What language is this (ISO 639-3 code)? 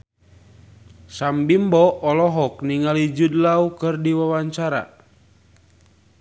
sun